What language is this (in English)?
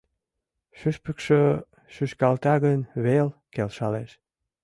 Mari